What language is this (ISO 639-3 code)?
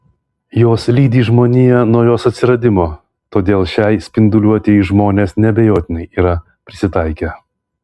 lit